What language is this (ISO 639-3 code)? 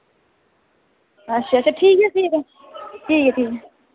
doi